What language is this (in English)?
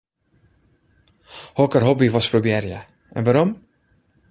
Western Frisian